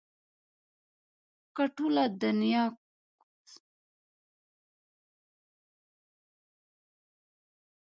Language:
Pashto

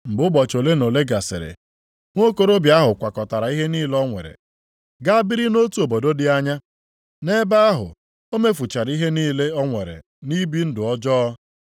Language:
Igbo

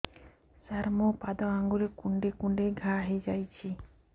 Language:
Odia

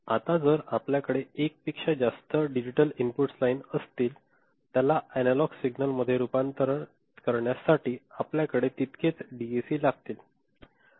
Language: Marathi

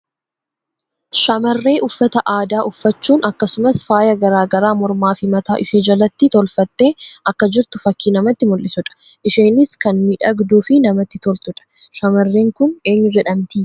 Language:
Oromo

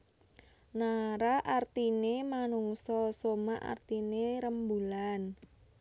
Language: Javanese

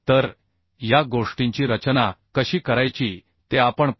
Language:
Marathi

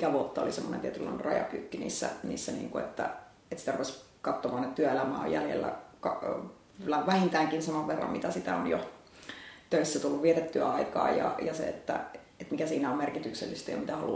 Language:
Finnish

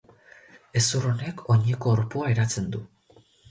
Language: Basque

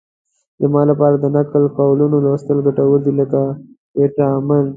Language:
Pashto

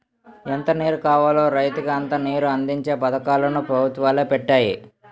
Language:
Telugu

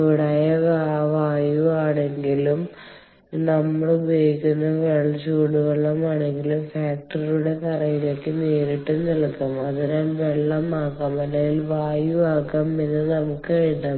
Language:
Malayalam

